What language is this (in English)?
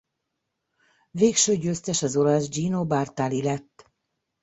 Hungarian